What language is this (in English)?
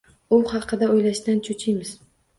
Uzbek